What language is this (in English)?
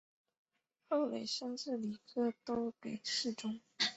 Chinese